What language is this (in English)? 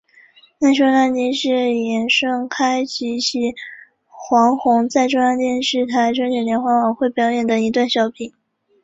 Chinese